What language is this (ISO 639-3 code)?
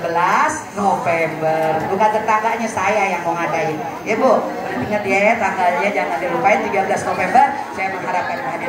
ind